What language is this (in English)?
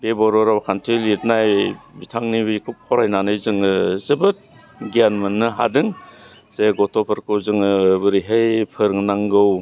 Bodo